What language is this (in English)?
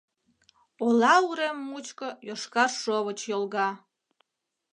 Mari